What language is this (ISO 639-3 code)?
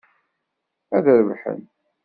kab